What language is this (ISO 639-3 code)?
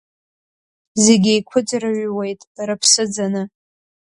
abk